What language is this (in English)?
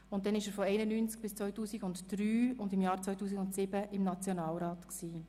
Swiss German